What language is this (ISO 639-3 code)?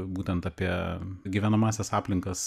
lit